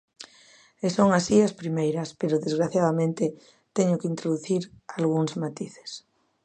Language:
Galician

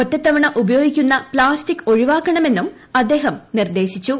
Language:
Malayalam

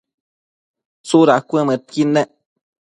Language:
Matsés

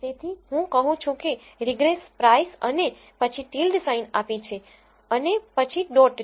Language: Gujarati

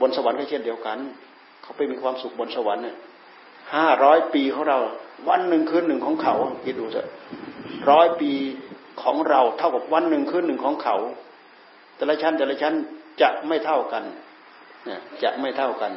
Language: Thai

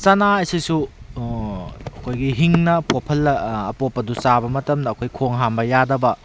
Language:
Manipuri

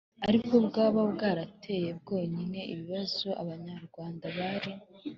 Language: Kinyarwanda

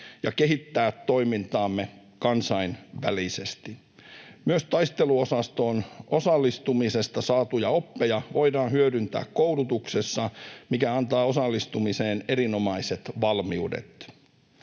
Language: Finnish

